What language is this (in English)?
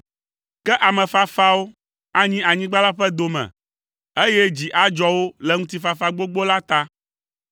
Ewe